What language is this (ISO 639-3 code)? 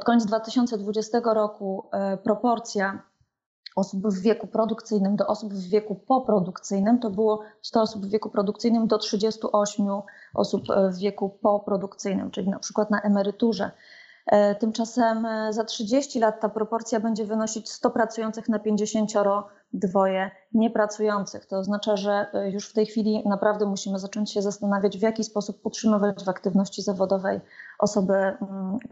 pol